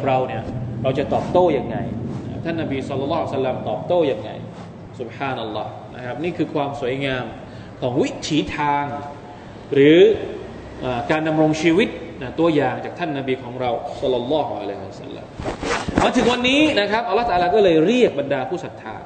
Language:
Thai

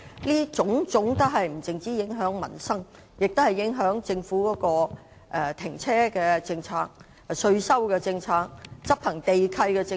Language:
Cantonese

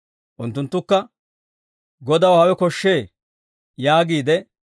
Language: Dawro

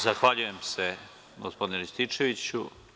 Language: Serbian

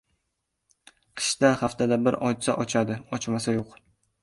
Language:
Uzbek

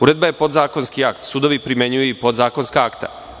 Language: Serbian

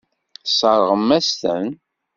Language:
Kabyle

